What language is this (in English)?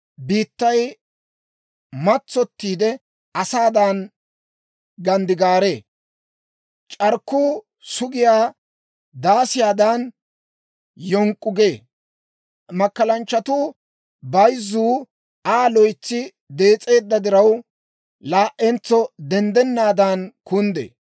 Dawro